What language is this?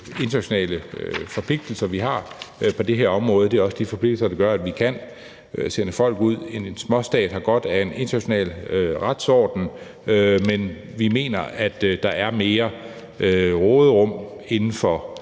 Danish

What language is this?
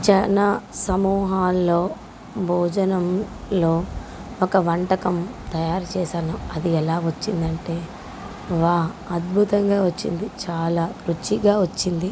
Telugu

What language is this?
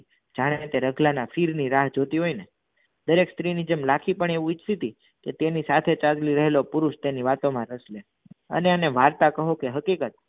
Gujarati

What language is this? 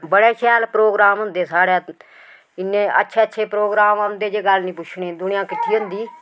Dogri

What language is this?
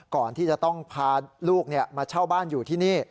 Thai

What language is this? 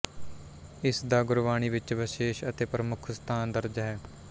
Punjabi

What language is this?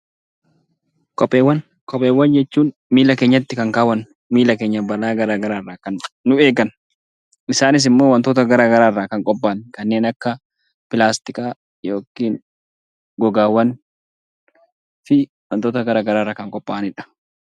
Oromo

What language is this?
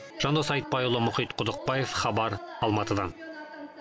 Kazakh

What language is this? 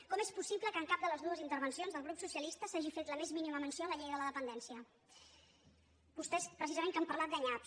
Catalan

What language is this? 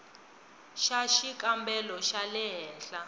Tsonga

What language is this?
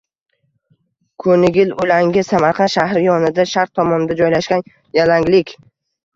Uzbek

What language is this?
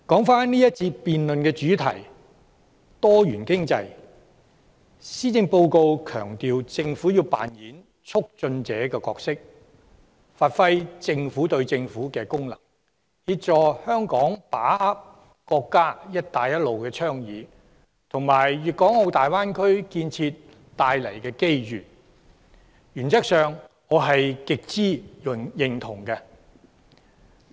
Cantonese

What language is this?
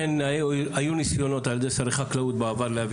Hebrew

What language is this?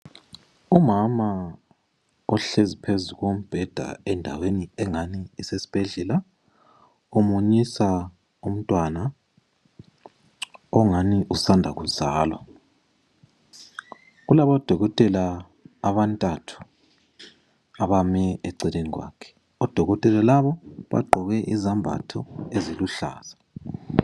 North Ndebele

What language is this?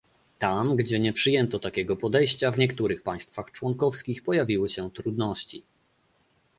Polish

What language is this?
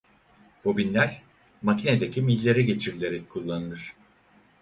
Turkish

